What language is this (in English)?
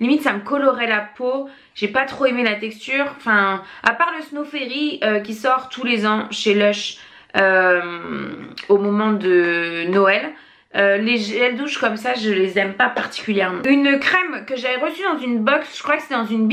French